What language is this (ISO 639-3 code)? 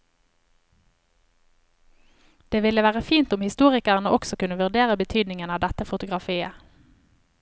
nor